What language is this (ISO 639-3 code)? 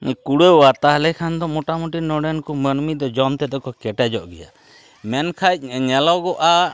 sat